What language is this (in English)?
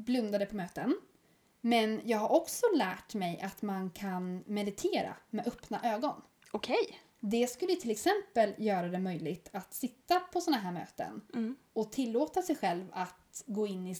Swedish